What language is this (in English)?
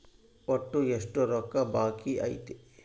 Kannada